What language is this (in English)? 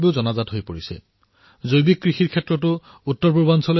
Assamese